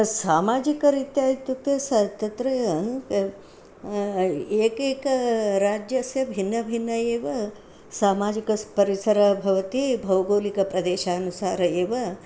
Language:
Sanskrit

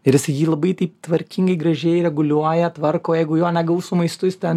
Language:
Lithuanian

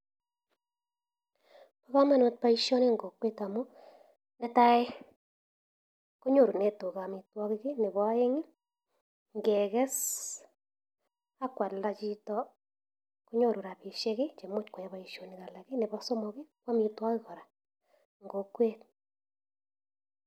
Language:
Kalenjin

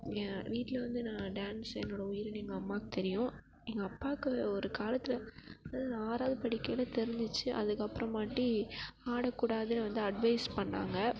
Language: Tamil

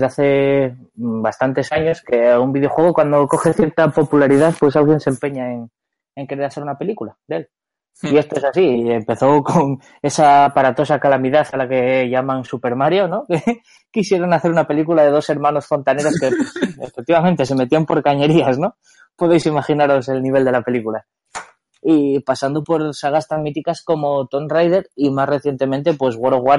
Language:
Spanish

